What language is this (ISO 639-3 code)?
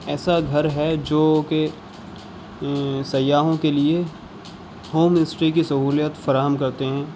urd